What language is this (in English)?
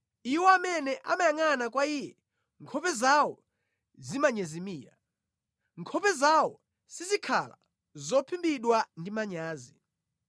Nyanja